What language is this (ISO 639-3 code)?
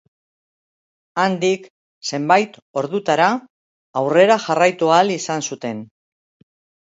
eus